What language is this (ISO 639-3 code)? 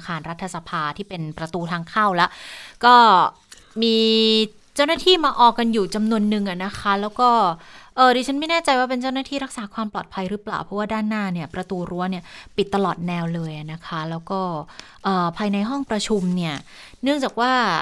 tha